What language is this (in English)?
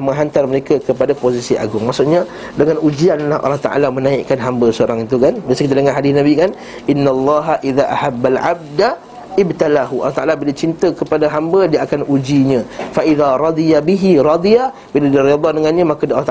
Malay